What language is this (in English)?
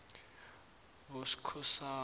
South Ndebele